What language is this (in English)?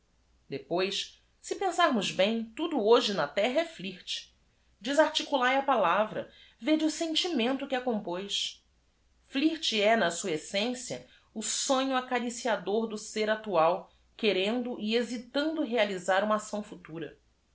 Portuguese